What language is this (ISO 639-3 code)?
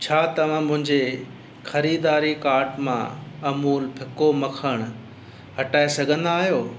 snd